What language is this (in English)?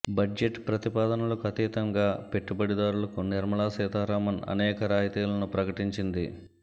Telugu